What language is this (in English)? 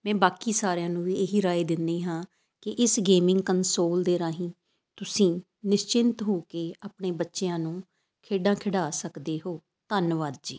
Punjabi